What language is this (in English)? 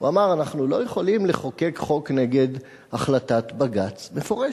Hebrew